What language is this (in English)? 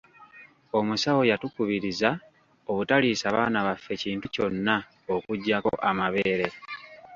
Ganda